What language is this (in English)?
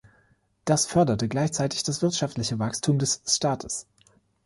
German